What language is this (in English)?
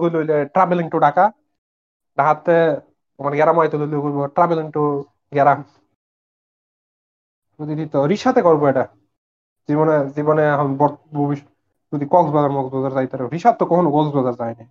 Bangla